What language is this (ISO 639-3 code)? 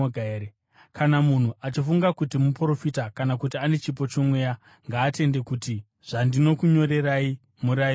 sna